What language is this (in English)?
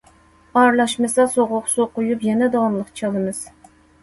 Uyghur